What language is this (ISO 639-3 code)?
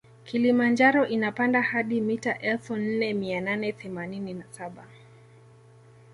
swa